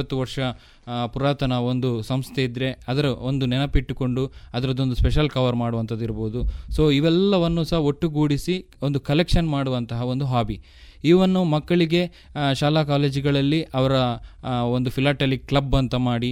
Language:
Kannada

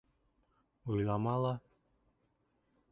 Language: Bashkir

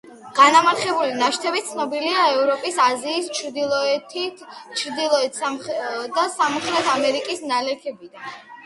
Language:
Georgian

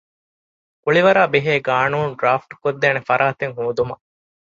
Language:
Divehi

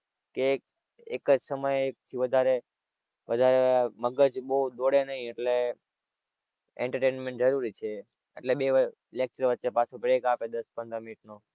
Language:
Gujarati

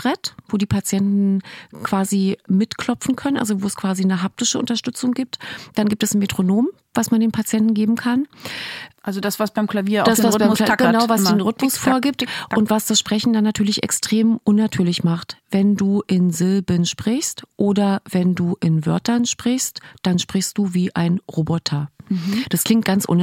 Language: German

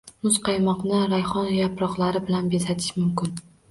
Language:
Uzbek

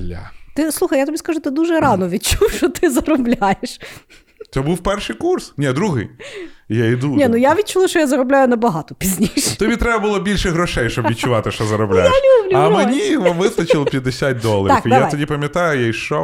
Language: Ukrainian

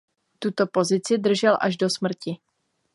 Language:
Czech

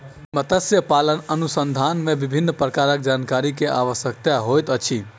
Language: Maithili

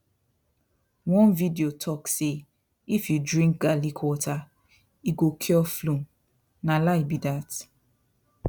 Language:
Nigerian Pidgin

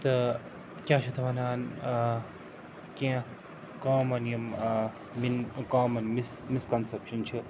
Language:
Kashmiri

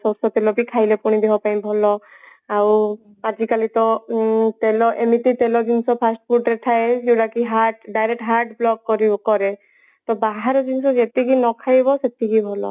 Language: Odia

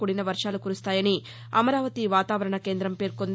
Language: Telugu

